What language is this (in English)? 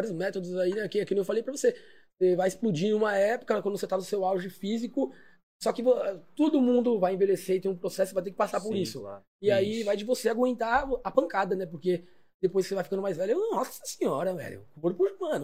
Portuguese